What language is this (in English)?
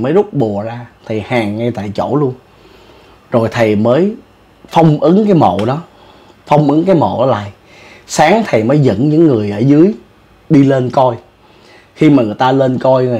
Vietnamese